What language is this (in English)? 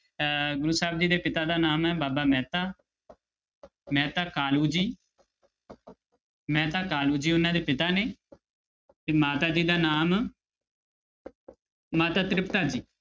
Punjabi